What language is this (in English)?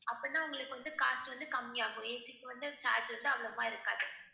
Tamil